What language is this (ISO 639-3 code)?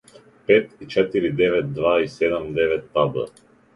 srp